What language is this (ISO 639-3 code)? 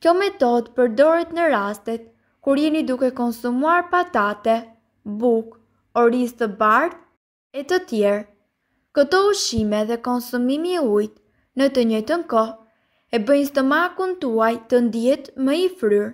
ron